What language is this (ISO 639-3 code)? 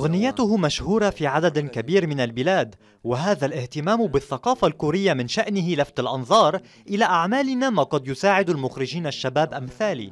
ara